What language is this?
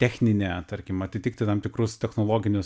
Lithuanian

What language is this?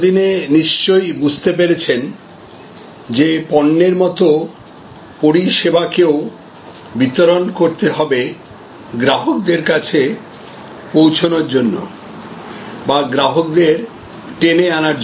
Bangla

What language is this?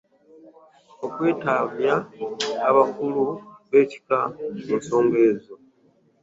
Ganda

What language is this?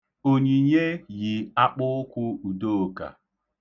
Igbo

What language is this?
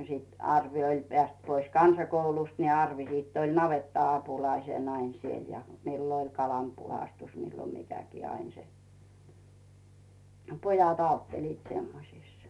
Finnish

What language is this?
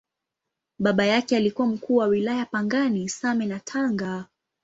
Swahili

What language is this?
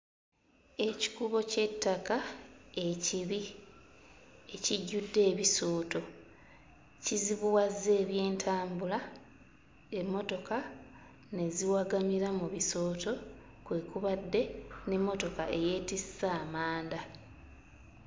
Ganda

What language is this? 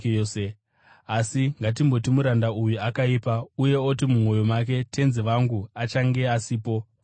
Shona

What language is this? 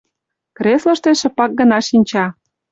Mari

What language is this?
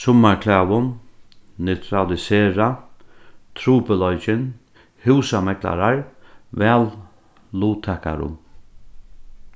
Faroese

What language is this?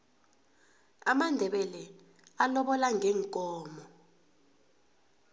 South Ndebele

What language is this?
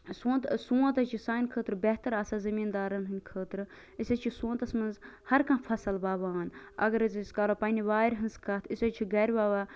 Kashmiri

